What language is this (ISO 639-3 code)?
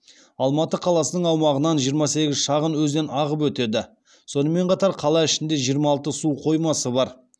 kaz